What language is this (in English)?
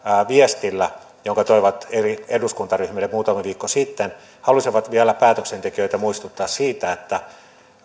Finnish